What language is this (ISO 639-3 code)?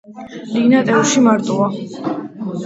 kat